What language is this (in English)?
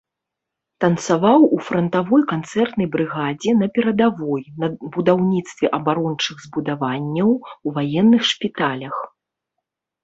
Belarusian